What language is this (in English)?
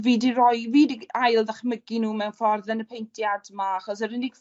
Welsh